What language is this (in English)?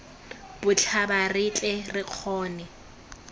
Tswana